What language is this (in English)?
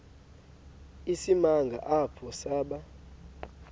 Xhosa